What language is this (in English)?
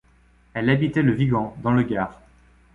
French